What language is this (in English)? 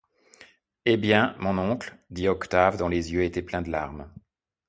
French